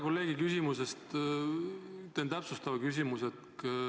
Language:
Estonian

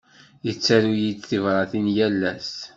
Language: Kabyle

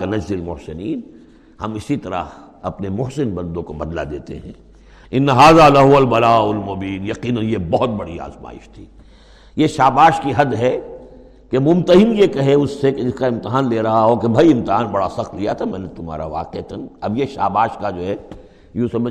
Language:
Urdu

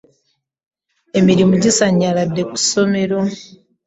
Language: Ganda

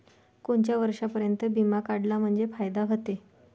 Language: Marathi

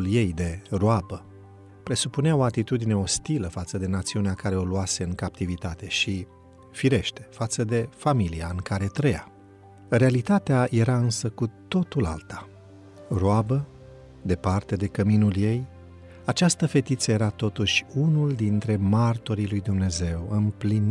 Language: Romanian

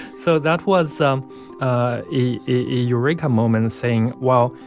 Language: English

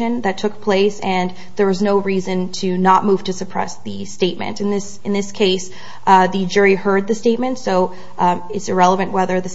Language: English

